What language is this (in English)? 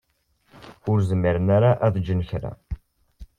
Kabyle